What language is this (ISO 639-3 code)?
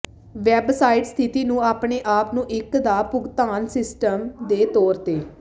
pan